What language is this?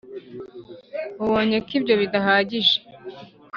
Kinyarwanda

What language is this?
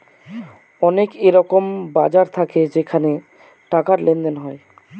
Bangla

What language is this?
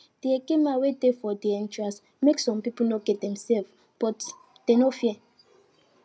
Nigerian Pidgin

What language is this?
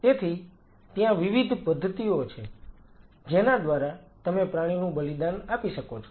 Gujarati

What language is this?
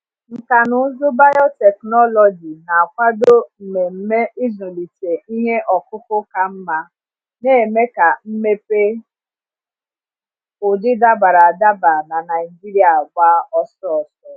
Igbo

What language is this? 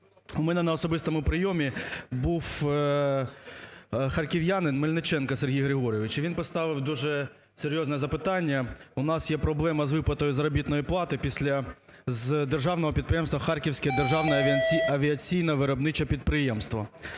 Ukrainian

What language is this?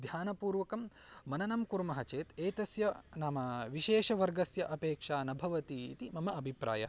Sanskrit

